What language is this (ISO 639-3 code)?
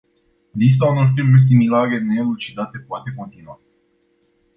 ron